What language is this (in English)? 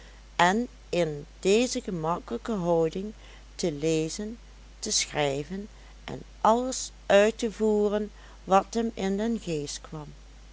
Dutch